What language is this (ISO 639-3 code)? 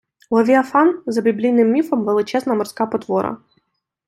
ukr